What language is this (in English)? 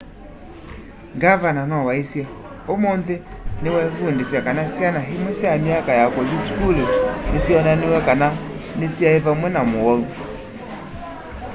Kamba